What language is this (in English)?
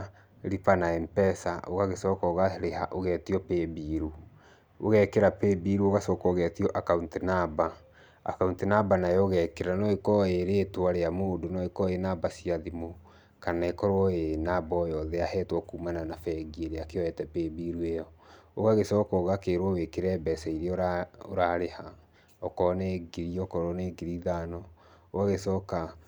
Kikuyu